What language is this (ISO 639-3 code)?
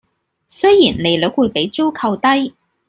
yue